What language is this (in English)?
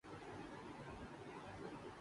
Urdu